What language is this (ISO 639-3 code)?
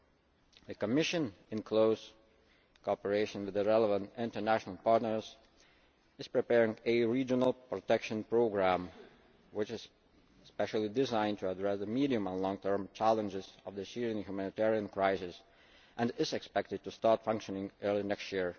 eng